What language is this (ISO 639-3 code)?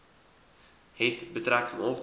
afr